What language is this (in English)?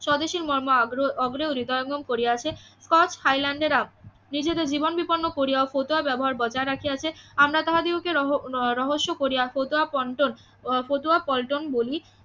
Bangla